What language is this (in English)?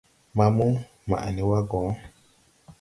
Tupuri